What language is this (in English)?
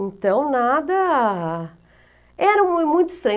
Portuguese